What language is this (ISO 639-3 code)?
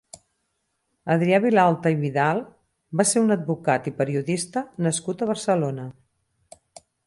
cat